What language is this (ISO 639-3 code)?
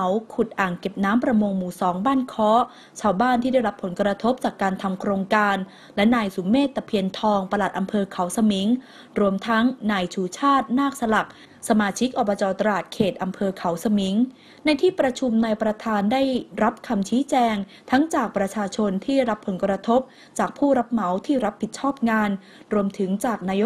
tha